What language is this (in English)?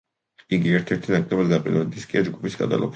Georgian